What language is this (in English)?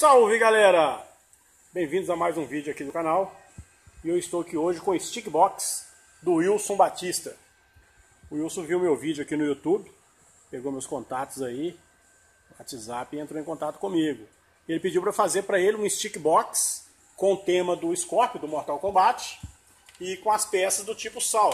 Portuguese